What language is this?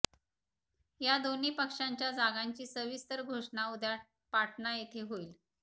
Marathi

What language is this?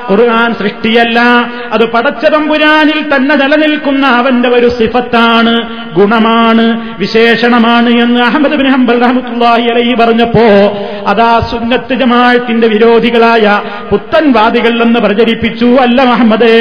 Malayalam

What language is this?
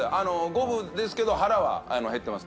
Japanese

